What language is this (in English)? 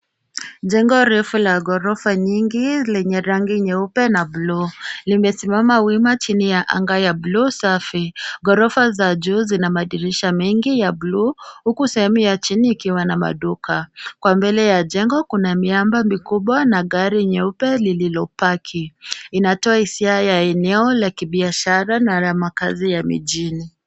Swahili